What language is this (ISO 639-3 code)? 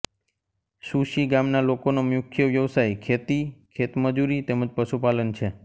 guj